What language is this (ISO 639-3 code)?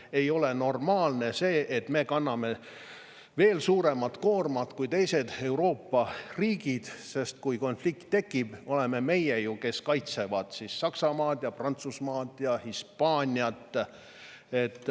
est